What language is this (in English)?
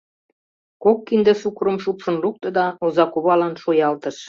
Mari